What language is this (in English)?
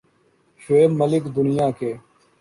Urdu